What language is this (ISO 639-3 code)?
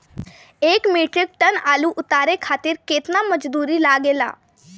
bho